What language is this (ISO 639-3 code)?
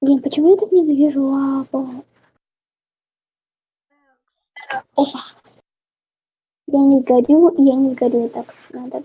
rus